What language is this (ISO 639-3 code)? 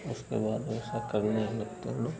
hin